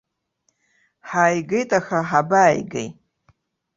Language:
Abkhazian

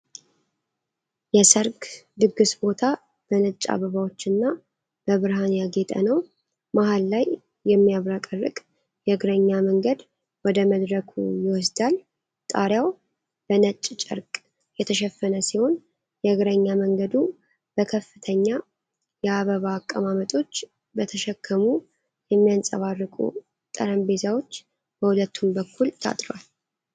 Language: Amharic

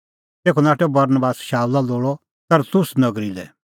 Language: Kullu Pahari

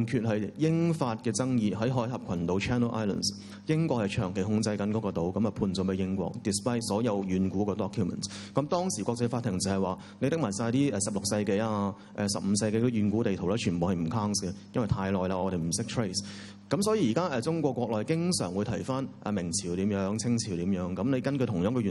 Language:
Chinese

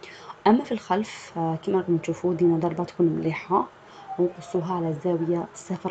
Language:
Arabic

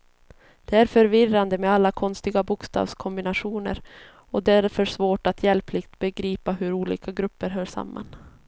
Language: Swedish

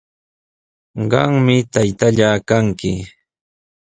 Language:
Sihuas Ancash Quechua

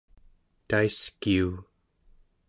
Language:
Central Yupik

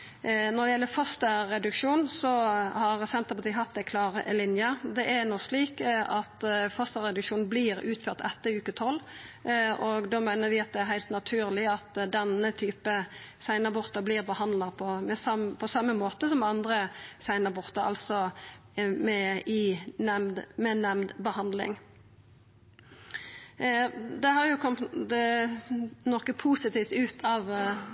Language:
Norwegian Nynorsk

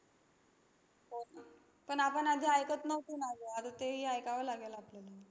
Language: Marathi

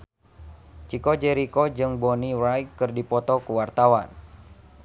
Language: Sundanese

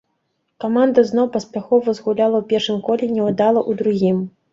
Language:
Belarusian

